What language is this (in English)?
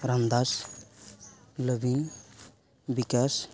Santali